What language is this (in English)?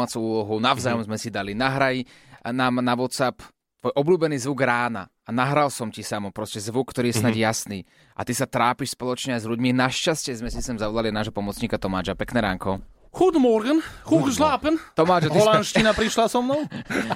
Slovak